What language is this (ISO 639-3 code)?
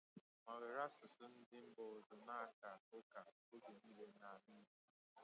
ibo